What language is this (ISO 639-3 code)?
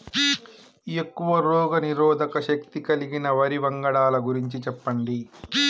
tel